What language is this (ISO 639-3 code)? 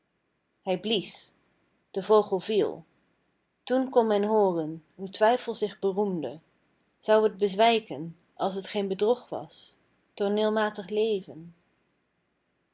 nld